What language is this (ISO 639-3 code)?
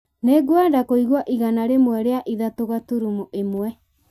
kik